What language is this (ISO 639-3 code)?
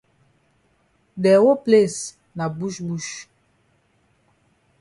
wes